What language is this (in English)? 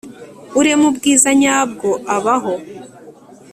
Kinyarwanda